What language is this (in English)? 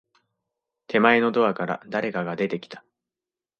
Japanese